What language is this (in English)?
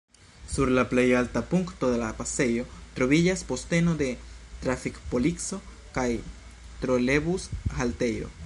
Esperanto